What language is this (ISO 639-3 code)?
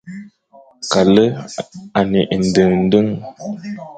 fan